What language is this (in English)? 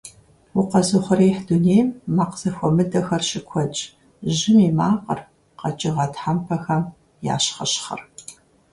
Kabardian